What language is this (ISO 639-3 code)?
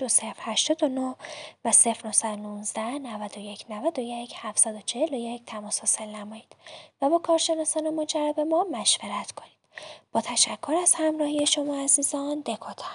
fas